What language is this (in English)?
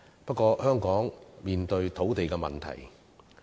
Cantonese